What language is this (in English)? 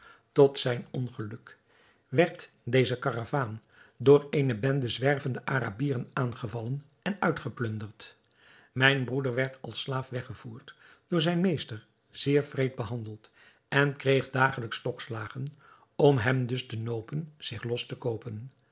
Dutch